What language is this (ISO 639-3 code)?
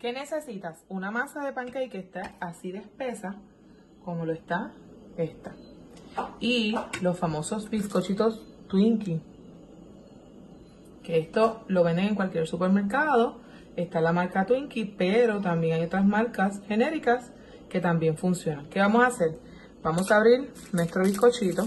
spa